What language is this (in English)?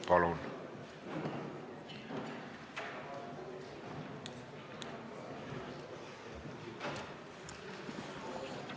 Estonian